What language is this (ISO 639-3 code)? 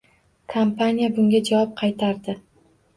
uzb